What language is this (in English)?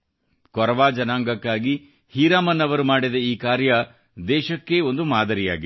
Kannada